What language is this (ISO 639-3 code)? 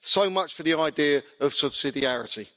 eng